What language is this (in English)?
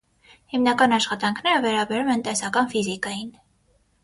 Armenian